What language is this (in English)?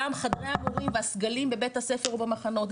Hebrew